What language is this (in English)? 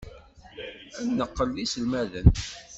Kabyle